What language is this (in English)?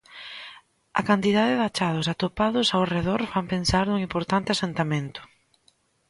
Galician